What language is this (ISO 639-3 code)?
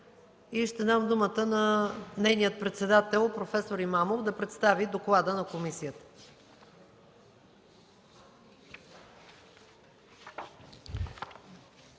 bul